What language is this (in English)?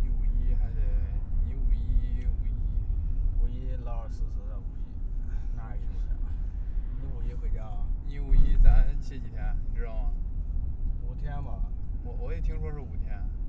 Chinese